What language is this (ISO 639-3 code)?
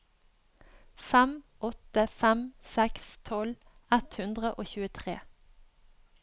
nor